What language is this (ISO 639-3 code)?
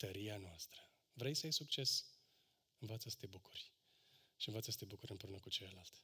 ron